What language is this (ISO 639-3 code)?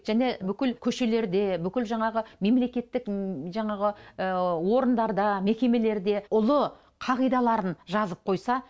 kaz